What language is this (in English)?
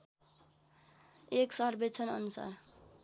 Nepali